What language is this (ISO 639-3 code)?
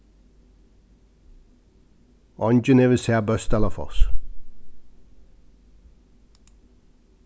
fao